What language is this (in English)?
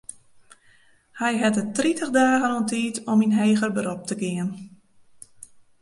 Western Frisian